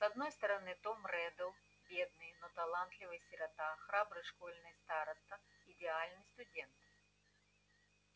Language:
Russian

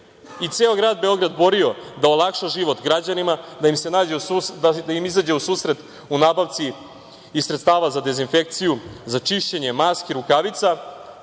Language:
Serbian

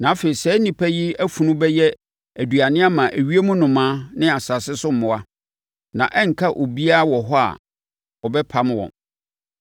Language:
Akan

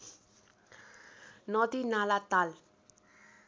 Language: Nepali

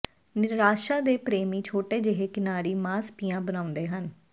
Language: Punjabi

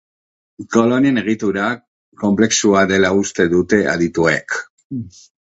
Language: Basque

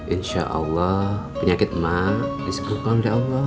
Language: Indonesian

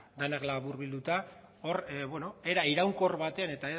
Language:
Basque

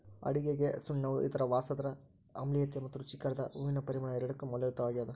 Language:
Kannada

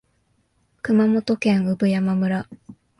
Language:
Japanese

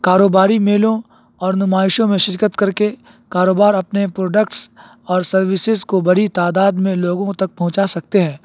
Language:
Urdu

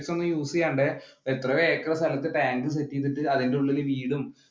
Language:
Malayalam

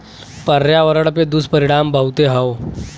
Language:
Bhojpuri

